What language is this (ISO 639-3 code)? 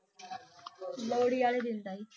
pan